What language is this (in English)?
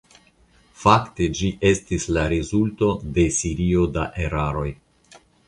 Esperanto